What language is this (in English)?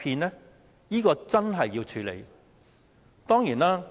Cantonese